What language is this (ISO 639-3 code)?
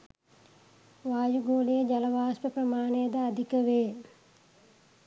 sin